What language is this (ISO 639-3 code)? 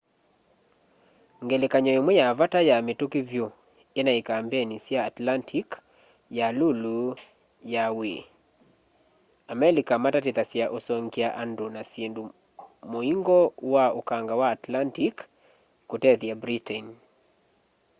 kam